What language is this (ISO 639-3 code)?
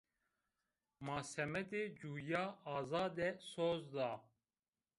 zza